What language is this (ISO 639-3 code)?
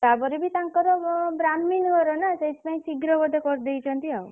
ori